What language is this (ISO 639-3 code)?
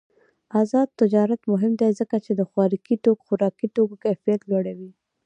pus